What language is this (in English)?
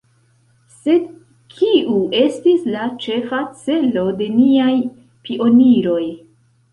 Esperanto